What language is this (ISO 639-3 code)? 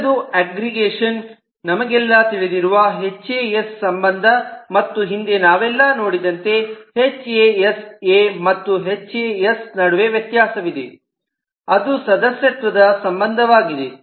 kan